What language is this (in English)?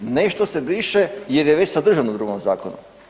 Croatian